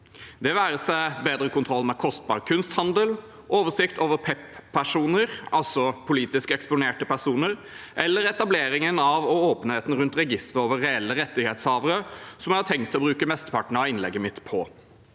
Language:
Norwegian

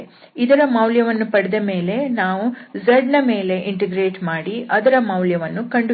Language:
Kannada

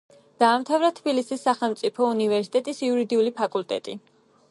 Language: Georgian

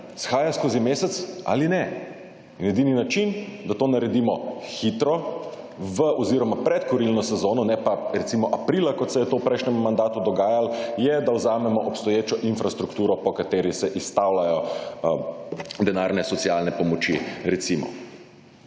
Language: Slovenian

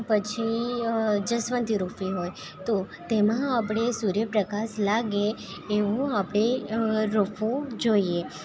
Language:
Gujarati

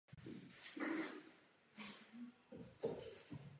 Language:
Czech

